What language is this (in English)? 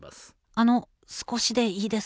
Japanese